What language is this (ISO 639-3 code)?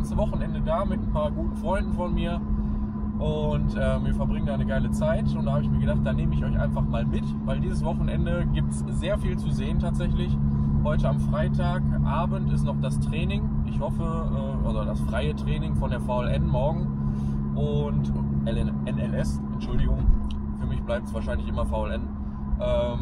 deu